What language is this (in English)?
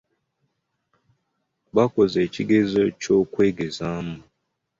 Ganda